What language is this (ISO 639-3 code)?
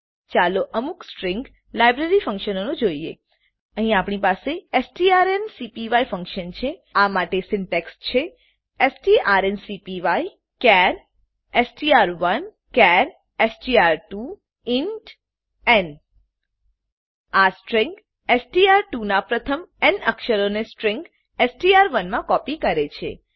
guj